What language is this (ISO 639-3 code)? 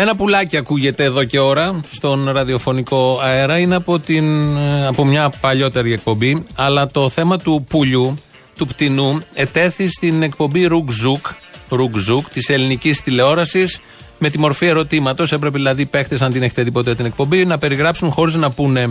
ell